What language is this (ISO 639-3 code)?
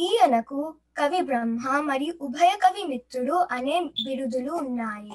tel